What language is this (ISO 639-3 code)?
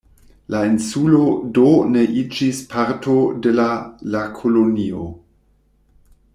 epo